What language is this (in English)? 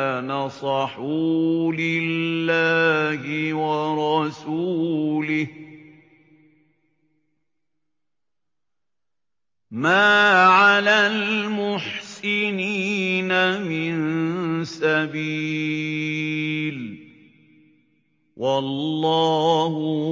Arabic